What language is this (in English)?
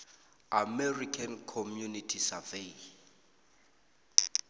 South Ndebele